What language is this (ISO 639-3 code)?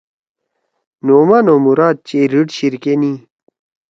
trw